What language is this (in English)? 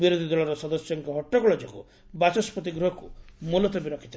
Odia